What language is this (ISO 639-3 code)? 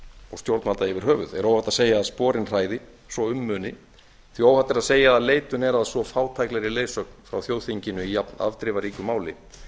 isl